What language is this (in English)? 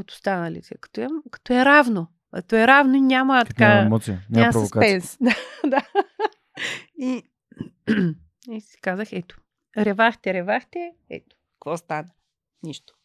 Bulgarian